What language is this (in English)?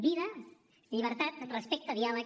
Catalan